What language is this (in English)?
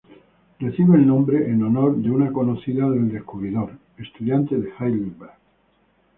Spanish